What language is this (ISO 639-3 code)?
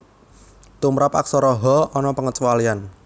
jav